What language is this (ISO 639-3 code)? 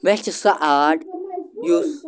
kas